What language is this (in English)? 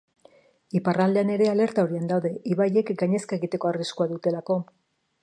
Basque